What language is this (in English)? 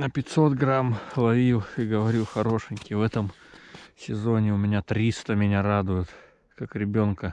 Russian